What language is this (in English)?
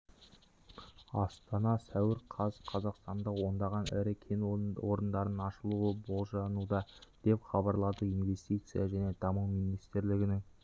Kazakh